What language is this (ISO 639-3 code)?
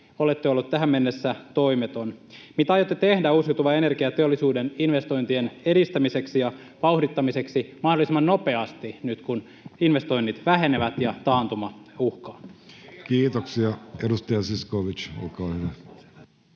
fin